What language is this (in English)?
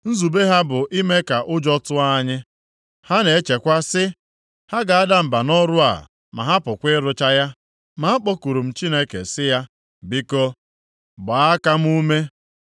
Igbo